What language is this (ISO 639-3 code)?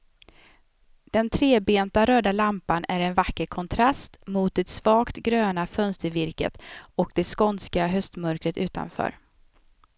swe